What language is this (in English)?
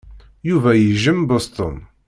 Kabyle